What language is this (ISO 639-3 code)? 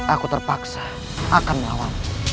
ind